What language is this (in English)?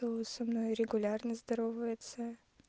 Russian